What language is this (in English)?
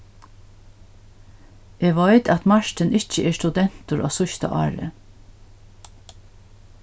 Faroese